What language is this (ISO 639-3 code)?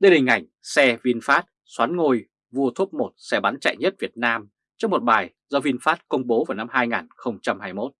vie